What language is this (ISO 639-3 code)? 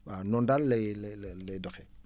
wol